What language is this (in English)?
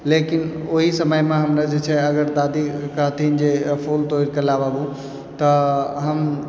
Maithili